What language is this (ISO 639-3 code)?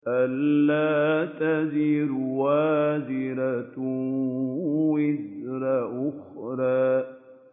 ara